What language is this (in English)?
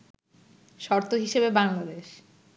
Bangla